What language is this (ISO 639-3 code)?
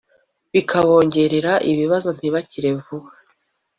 kin